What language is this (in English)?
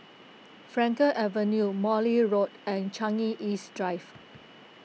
English